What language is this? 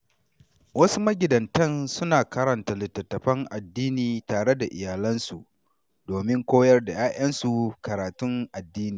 Hausa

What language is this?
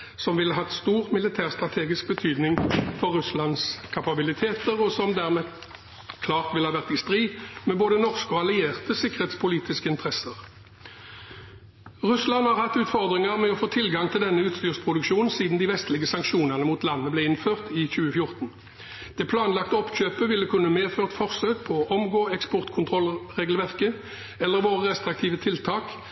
Norwegian Bokmål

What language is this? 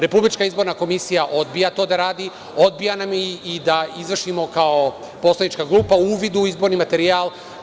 Serbian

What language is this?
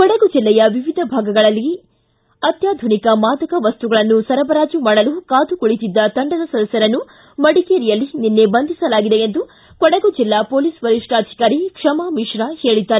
Kannada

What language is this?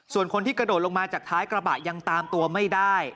Thai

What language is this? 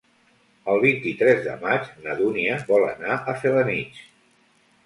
Catalan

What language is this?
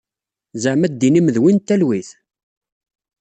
Kabyle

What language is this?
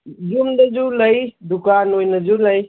Manipuri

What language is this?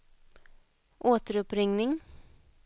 Swedish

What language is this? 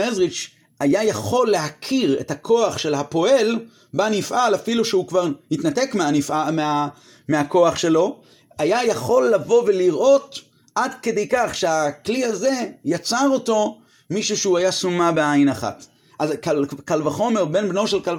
Hebrew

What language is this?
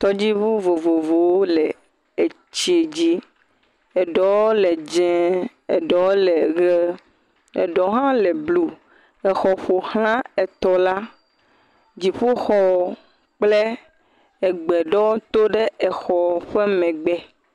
Ewe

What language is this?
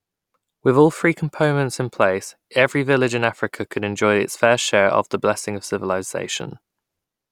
English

